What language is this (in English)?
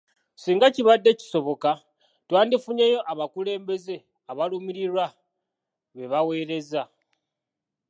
Ganda